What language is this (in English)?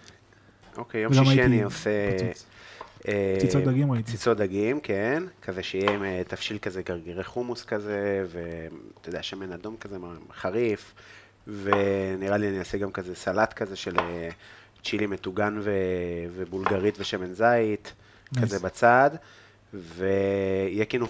Hebrew